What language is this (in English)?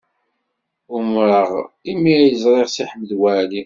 Kabyle